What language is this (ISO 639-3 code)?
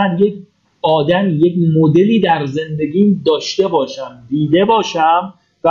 fas